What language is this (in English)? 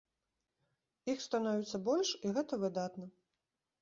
Belarusian